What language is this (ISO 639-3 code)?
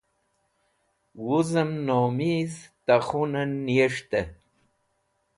wbl